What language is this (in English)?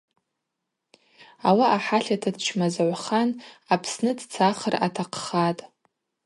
Abaza